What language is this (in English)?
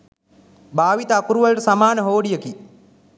Sinhala